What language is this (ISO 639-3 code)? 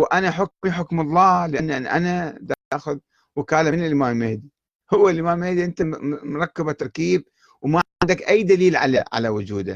ara